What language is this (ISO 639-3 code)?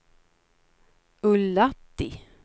swe